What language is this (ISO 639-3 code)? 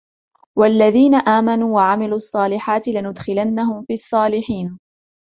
ara